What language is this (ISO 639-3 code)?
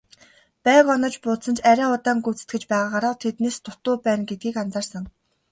mon